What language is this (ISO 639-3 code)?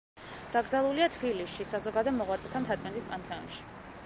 kat